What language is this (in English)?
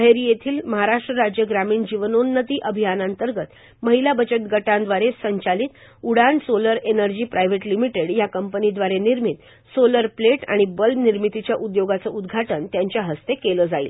Marathi